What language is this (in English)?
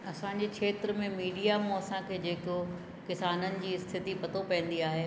Sindhi